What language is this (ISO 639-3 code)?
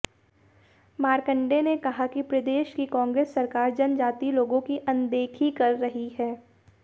hin